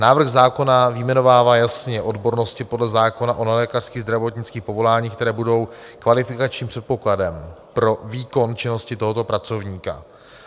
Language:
Czech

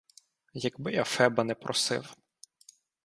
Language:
Ukrainian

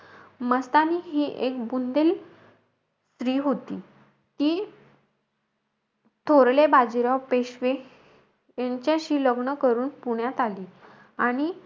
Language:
Marathi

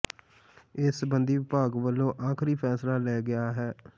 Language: Punjabi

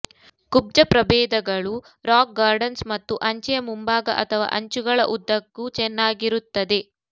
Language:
Kannada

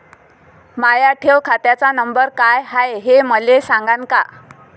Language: Marathi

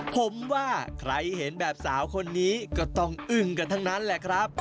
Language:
Thai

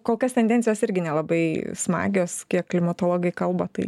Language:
Lithuanian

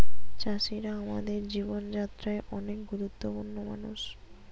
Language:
Bangla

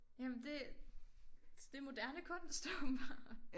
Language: Danish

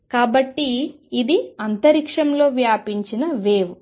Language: Telugu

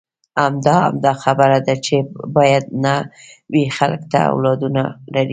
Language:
Pashto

